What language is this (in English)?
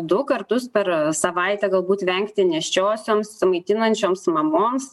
Lithuanian